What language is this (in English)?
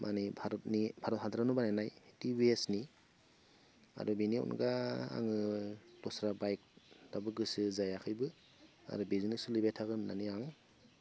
Bodo